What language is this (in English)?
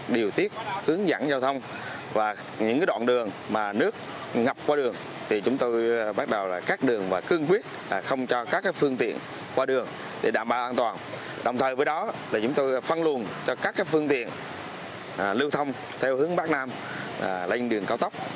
Vietnamese